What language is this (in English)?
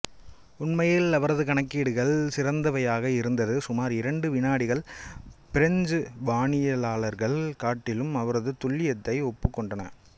Tamil